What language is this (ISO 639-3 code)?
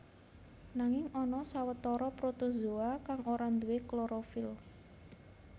jav